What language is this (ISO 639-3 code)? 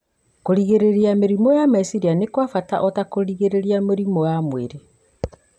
kik